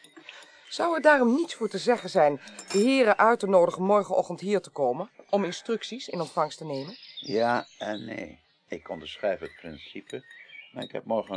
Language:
Dutch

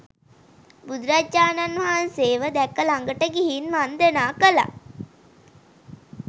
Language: Sinhala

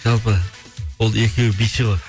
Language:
Kazakh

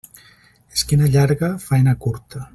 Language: Catalan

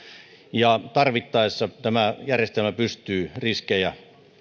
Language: Finnish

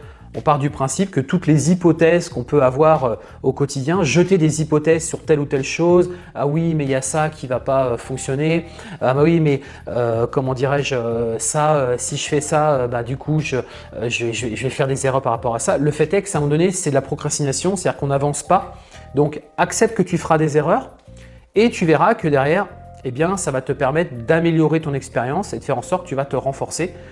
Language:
French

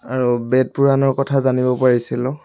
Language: Assamese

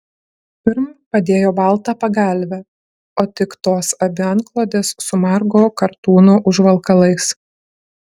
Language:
Lithuanian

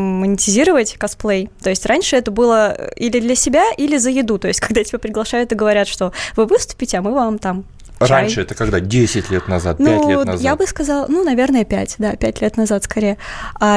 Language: Russian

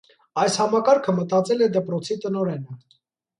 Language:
Armenian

